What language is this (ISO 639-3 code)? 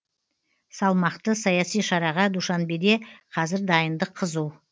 kaz